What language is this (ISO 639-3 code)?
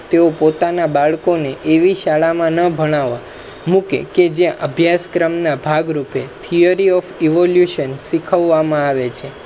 guj